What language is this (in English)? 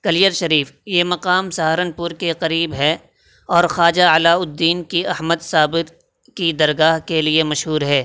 Urdu